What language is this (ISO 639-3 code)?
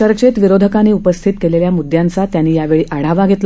mar